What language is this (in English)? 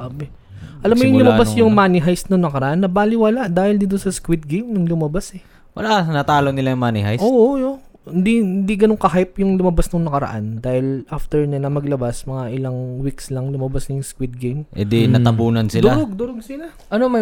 Filipino